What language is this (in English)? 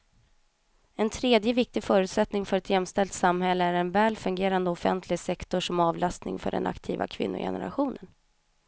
Swedish